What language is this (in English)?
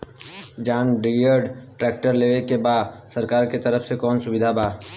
Bhojpuri